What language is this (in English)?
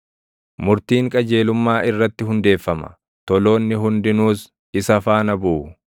Oromo